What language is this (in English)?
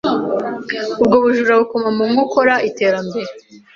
Kinyarwanda